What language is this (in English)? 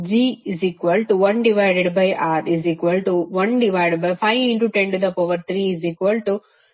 Kannada